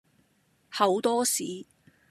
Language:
Cantonese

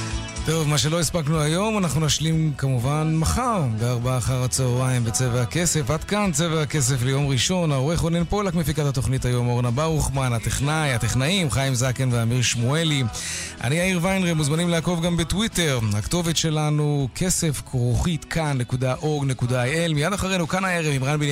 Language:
Hebrew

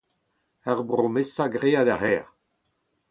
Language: Breton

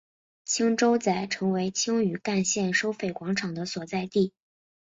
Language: Chinese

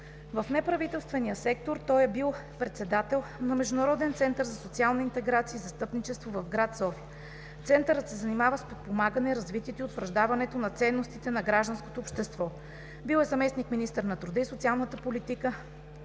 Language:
Bulgarian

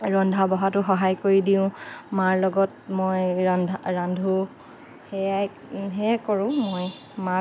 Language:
Assamese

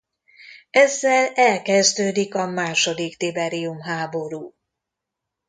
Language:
Hungarian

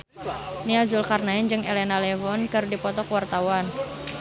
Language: Sundanese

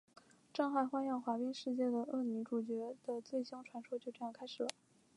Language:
Chinese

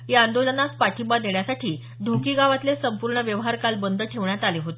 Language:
Marathi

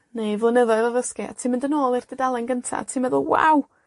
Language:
Welsh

